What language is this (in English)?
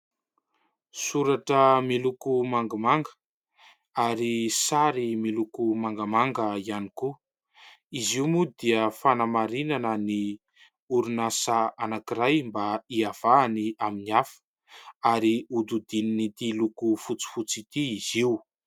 Malagasy